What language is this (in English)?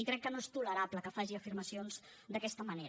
Catalan